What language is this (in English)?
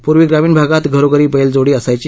Marathi